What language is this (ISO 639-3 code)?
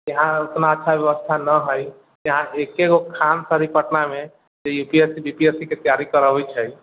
mai